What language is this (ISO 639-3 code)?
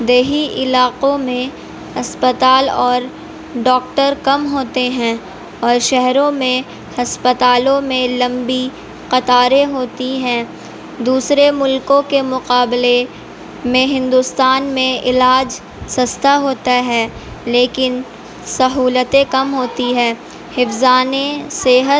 urd